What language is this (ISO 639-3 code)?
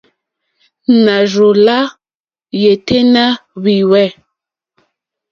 bri